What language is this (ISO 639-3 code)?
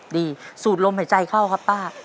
tha